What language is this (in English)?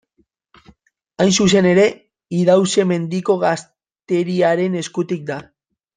Basque